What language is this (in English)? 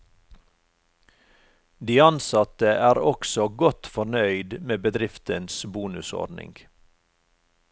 Norwegian